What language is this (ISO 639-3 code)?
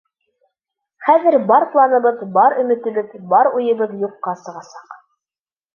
bak